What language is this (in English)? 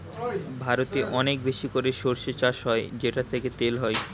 Bangla